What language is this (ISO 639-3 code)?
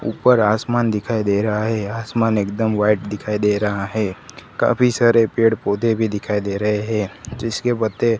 hin